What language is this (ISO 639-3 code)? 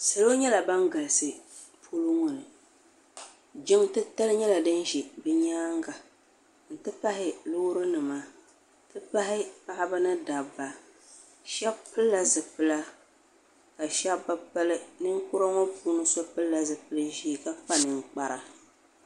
dag